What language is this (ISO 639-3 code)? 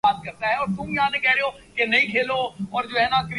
urd